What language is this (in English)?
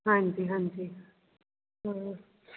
Punjabi